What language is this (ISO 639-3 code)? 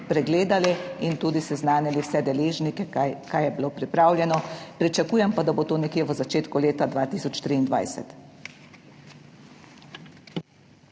slv